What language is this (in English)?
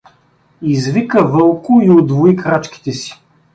Bulgarian